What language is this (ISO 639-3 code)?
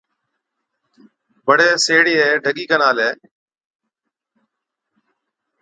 odk